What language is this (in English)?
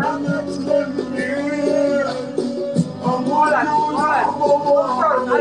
Arabic